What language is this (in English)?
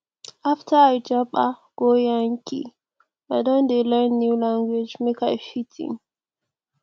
Nigerian Pidgin